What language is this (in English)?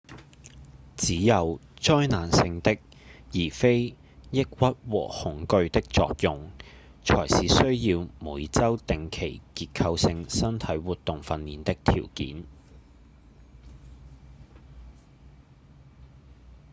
Cantonese